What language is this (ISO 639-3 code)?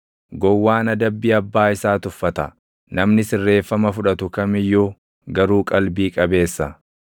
orm